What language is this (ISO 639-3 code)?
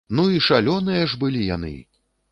bel